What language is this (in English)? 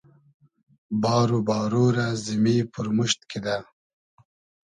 Hazaragi